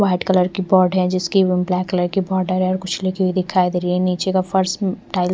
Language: Hindi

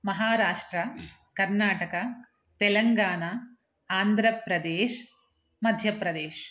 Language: Sanskrit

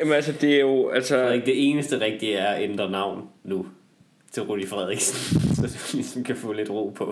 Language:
Danish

